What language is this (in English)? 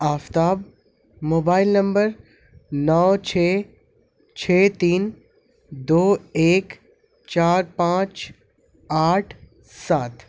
Urdu